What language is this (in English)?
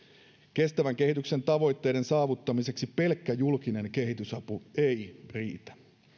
Finnish